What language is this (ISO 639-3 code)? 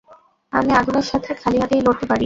ben